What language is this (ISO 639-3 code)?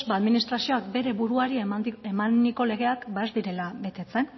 eus